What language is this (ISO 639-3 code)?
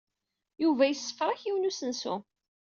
kab